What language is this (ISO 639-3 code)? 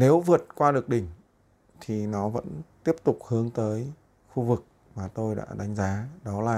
vie